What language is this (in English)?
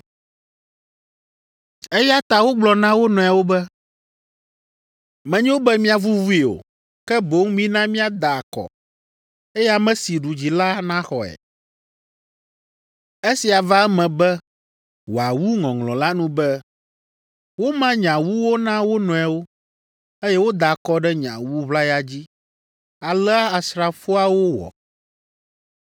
Ewe